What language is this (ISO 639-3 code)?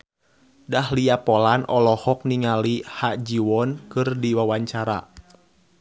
sun